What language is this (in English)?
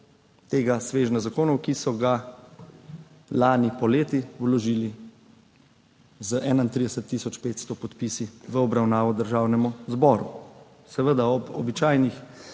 Slovenian